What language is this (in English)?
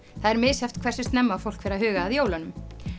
Icelandic